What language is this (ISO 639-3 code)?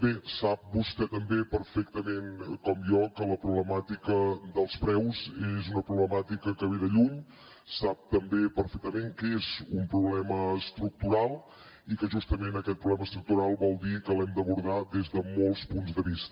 cat